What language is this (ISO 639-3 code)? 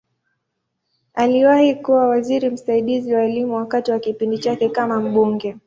swa